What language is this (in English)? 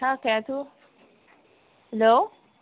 Bodo